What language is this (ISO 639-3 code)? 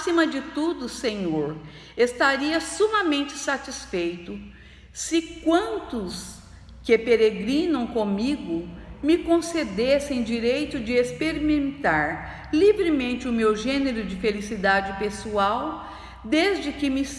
por